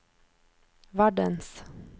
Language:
Norwegian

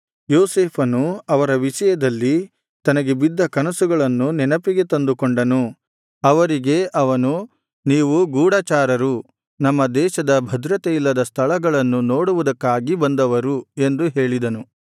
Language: Kannada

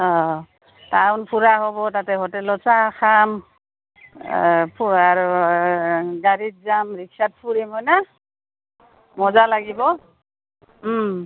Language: Assamese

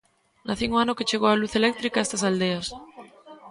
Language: Galician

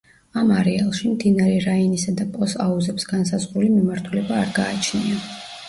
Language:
Georgian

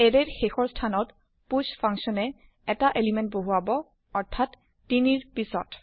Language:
Assamese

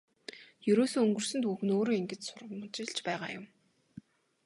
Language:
Mongolian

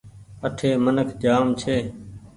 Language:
Goaria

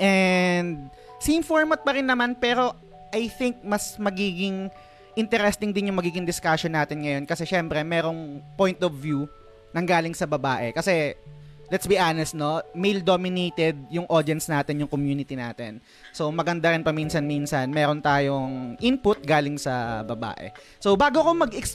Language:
Filipino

